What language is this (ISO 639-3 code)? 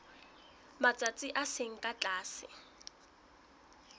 sot